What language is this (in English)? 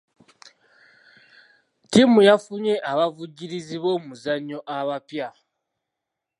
Ganda